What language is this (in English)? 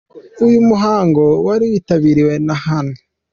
Kinyarwanda